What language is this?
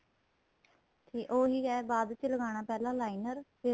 Punjabi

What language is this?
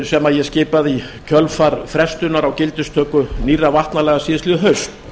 Icelandic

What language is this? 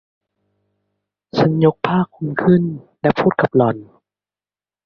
Thai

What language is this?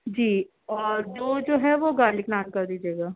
Urdu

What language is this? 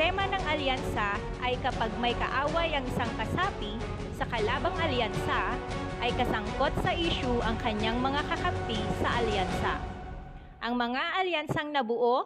Filipino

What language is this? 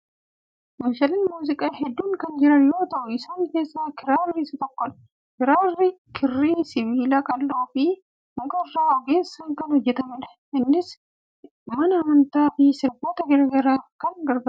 Oromo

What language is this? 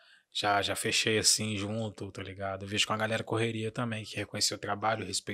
Portuguese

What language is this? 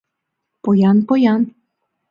Mari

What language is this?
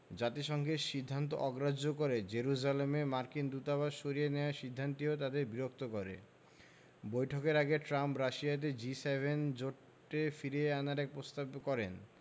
Bangla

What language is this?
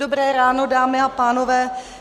Czech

